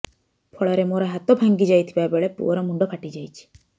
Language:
Odia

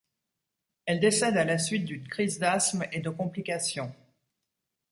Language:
French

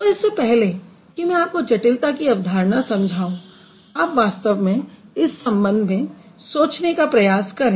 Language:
Hindi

